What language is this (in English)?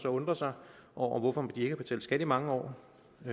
Danish